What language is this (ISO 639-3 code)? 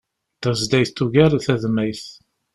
kab